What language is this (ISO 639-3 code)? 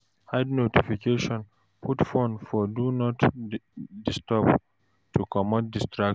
pcm